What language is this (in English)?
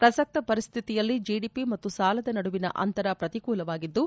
Kannada